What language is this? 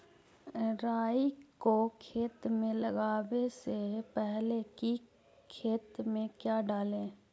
Magahi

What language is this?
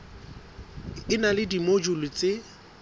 Southern Sotho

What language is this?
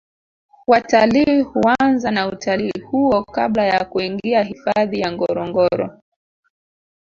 Swahili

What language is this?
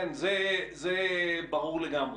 Hebrew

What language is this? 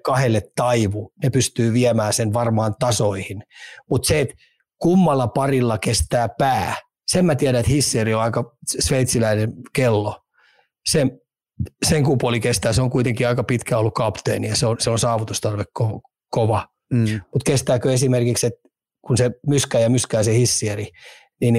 Finnish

